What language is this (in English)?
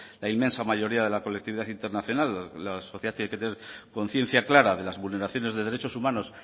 Spanish